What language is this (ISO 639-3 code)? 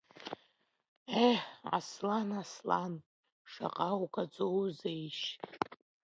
abk